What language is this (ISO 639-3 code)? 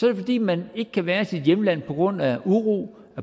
dan